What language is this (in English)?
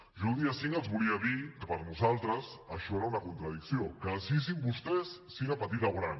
Catalan